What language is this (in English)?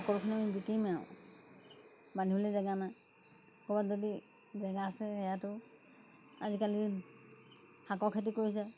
Assamese